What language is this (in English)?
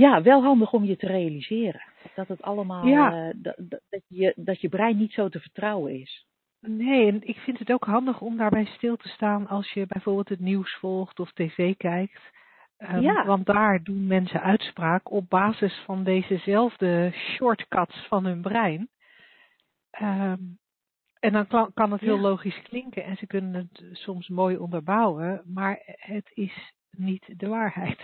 Dutch